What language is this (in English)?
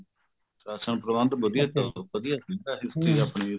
Punjabi